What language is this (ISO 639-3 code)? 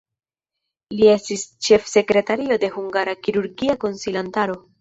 epo